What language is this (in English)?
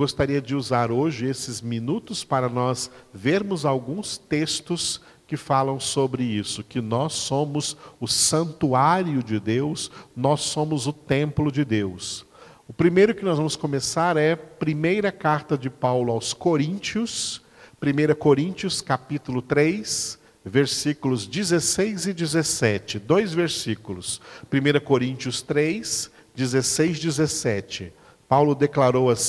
Portuguese